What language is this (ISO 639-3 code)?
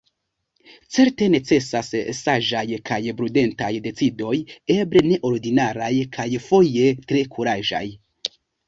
epo